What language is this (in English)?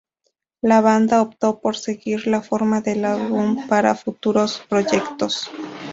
Spanish